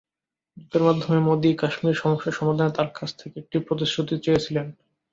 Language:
Bangla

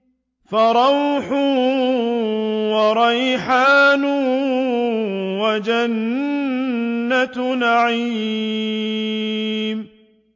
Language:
Arabic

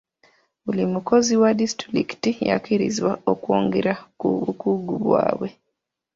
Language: Ganda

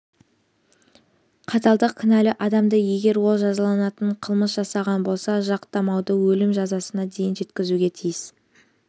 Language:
Kazakh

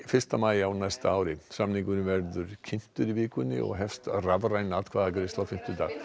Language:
Icelandic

